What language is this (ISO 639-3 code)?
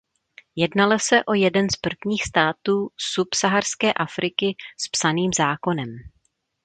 ces